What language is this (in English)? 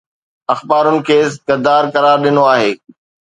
Sindhi